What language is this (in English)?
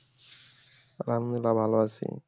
Bangla